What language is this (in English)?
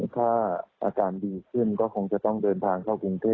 Thai